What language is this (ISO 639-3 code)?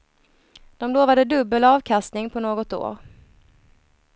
swe